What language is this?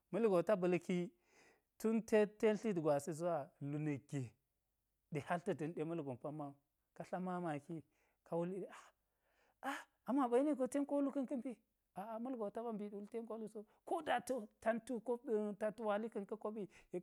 Geji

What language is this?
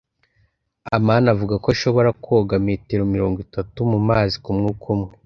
Kinyarwanda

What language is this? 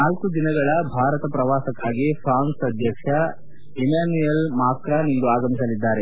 Kannada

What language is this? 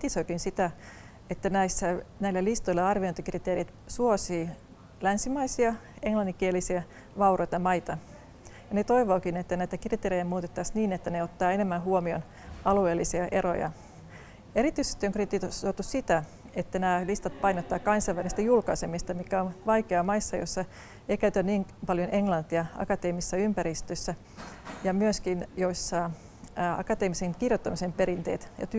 Finnish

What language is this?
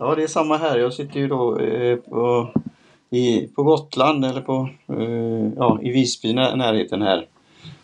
Swedish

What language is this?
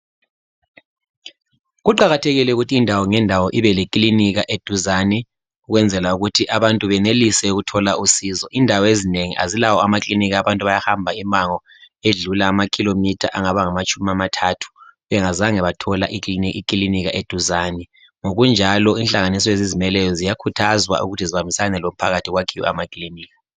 North Ndebele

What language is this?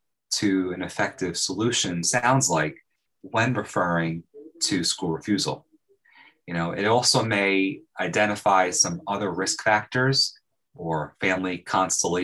English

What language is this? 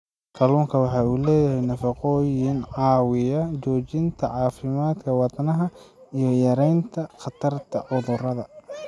Somali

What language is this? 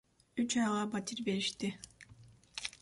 Kyrgyz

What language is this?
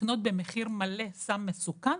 Hebrew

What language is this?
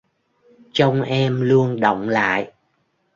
Vietnamese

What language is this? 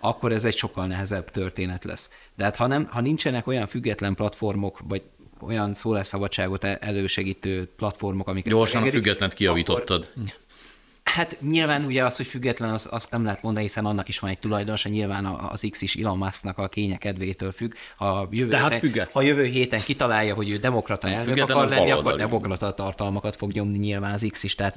Hungarian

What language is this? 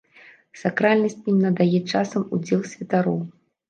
Belarusian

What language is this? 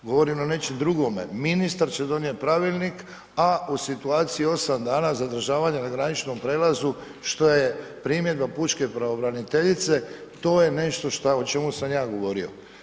Croatian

